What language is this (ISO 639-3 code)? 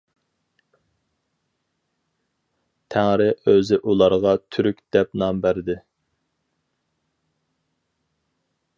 uig